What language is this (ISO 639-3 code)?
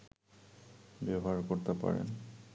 ben